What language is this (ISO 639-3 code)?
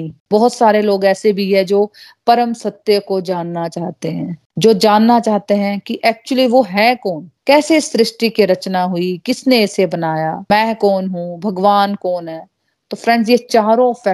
hin